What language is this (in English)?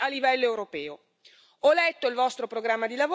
Italian